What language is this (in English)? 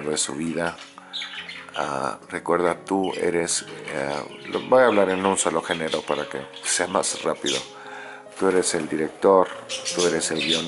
Spanish